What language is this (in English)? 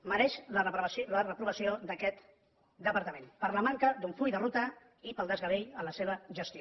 Catalan